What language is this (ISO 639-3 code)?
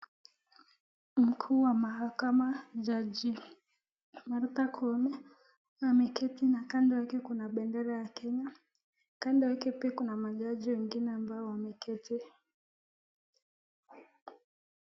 swa